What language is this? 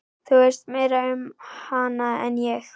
Icelandic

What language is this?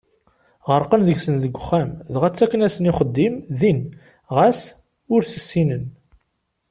Kabyle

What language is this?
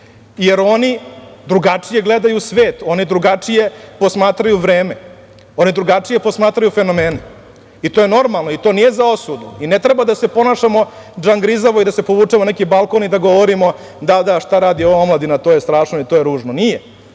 Serbian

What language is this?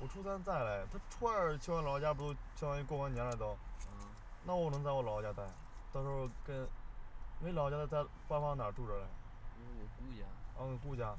Chinese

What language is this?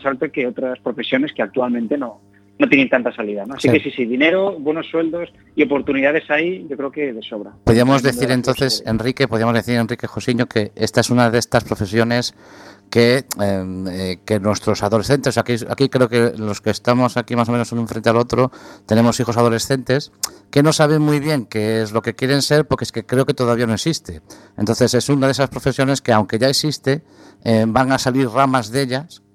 Spanish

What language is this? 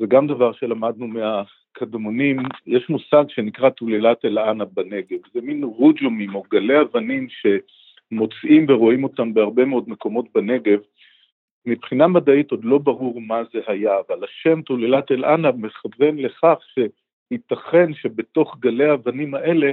Hebrew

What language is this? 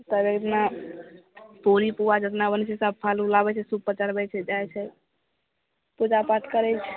Maithili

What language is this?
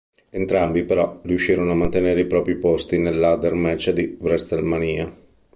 Italian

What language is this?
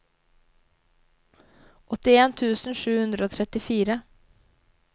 Norwegian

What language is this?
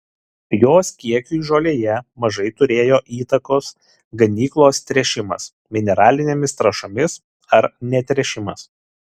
Lithuanian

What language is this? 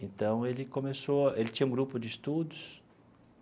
Portuguese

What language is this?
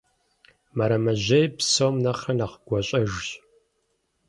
Kabardian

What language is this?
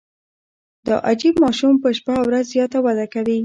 Pashto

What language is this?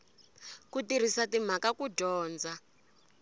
Tsonga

